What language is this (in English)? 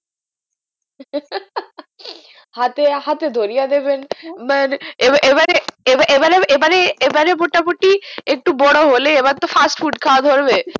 Bangla